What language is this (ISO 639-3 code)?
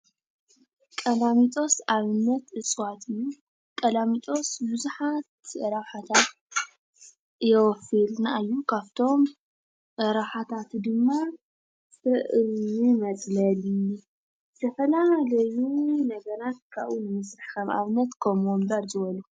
tir